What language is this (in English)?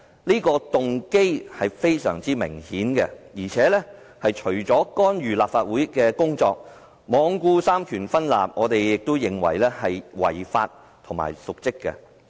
Cantonese